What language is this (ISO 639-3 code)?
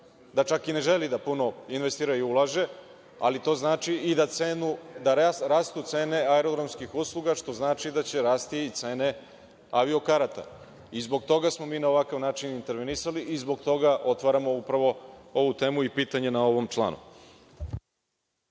srp